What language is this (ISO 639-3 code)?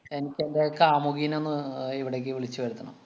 mal